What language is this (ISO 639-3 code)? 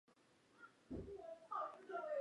zho